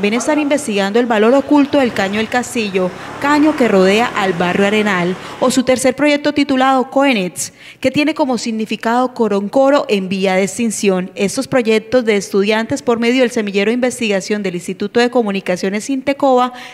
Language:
Spanish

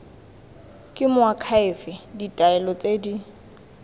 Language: Tswana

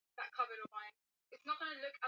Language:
Swahili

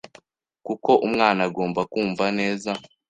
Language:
Kinyarwanda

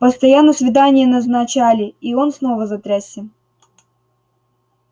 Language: Russian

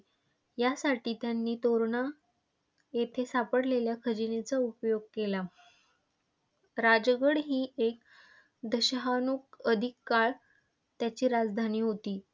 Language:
Marathi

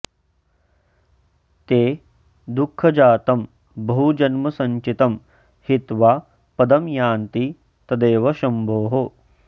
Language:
Sanskrit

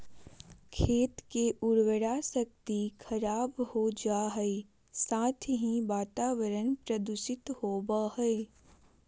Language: Magahi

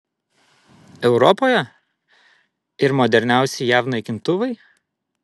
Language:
Lithuanian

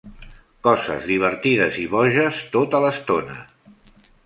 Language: Catalan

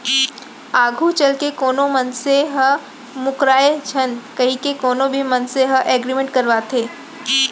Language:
Chhattisgarhi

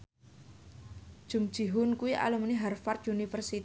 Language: Javanese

